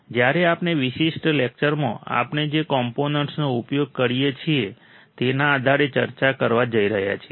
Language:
Gujarati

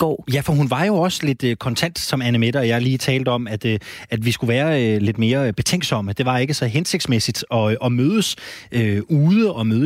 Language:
Danish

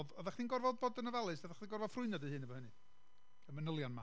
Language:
Welsh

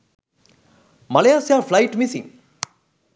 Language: Sinhala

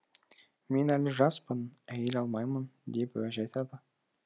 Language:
Kazakh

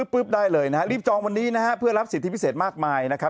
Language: Thai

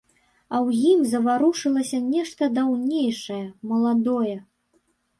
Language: Belarusian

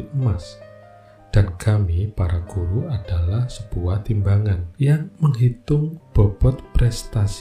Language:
Indonesian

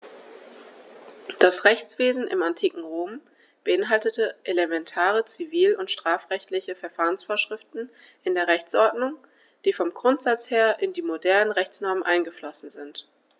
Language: German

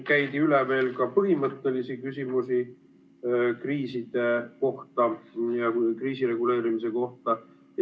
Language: Estonian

